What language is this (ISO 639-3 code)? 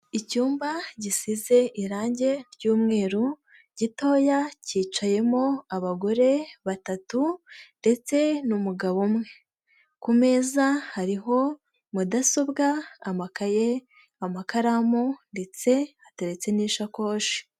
kin